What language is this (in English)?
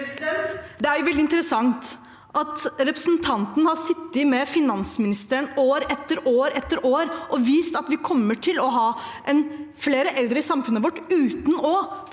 Norwegian